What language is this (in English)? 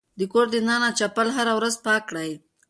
Pashto